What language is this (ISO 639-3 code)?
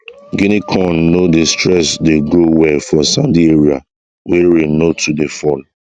pcm